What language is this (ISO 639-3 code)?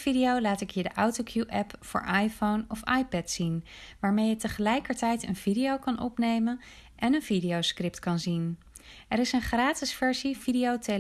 nld